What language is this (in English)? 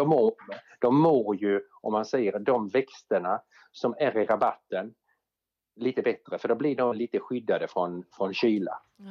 Swedish